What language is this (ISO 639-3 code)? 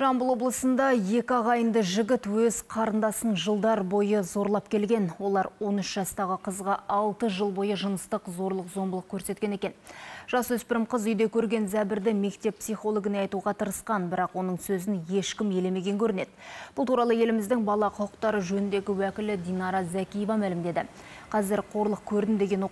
tur